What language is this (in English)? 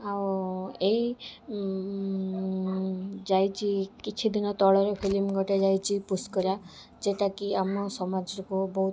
Odia